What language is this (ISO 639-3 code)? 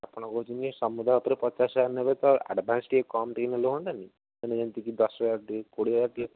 ori